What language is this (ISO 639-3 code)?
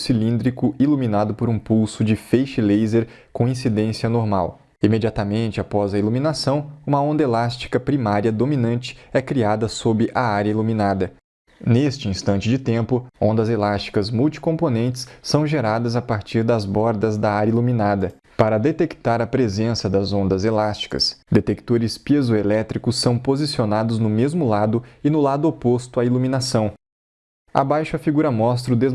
por